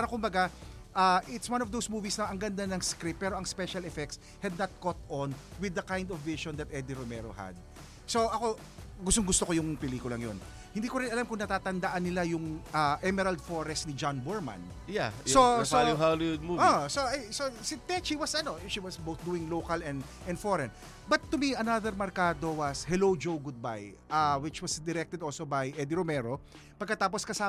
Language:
Filipino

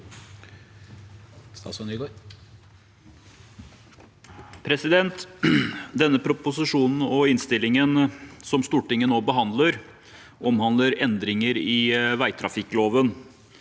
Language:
Norwegian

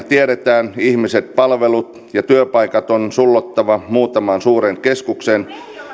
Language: Finnish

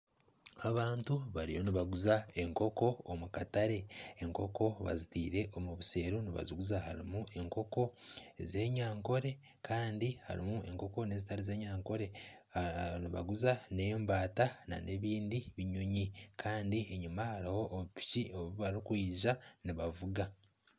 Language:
Nyankole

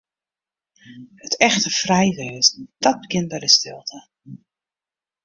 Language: Western Frisian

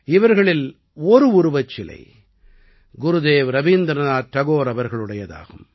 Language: Tamil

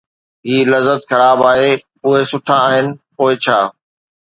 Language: Sindhi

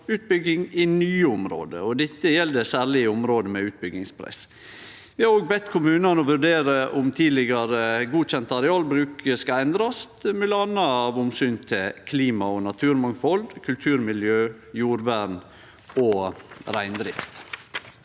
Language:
Norwegian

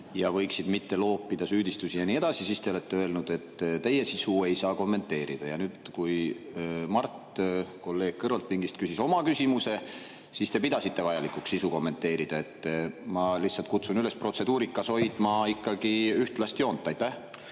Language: Estonian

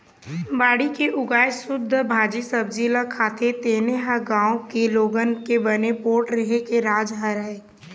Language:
Chhattisgarhi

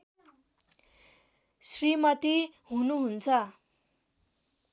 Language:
Nepali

